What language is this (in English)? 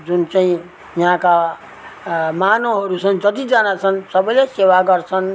Nepali